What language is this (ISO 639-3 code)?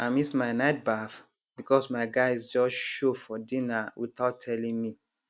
pcm